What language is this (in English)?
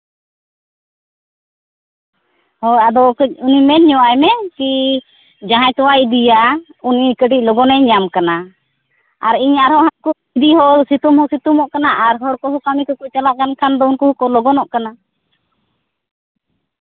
Santali